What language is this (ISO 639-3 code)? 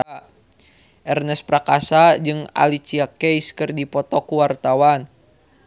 sun